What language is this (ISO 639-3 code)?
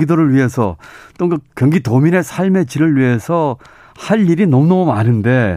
kor